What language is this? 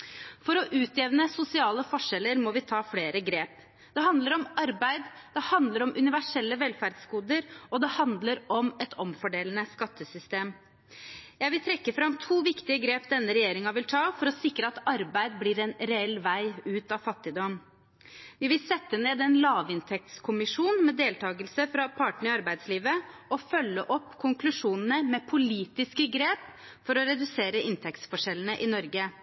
Norwegian Bokmål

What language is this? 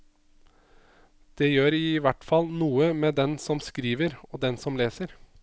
Norwegian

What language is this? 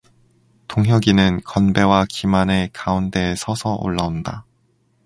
Korean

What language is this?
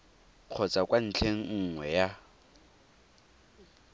Tswana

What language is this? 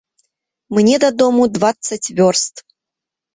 Belarusian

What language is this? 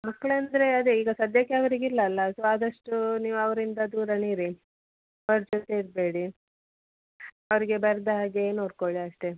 Kannada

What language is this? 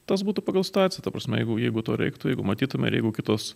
Lithuanian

